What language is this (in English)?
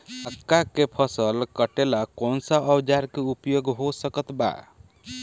Bhojpuri